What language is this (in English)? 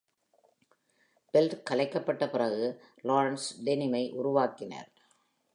Tamil